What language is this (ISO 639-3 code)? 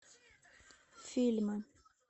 rus